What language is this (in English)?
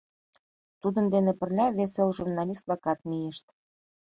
Mari